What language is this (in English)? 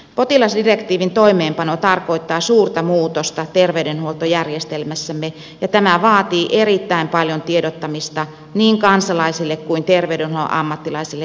Finnish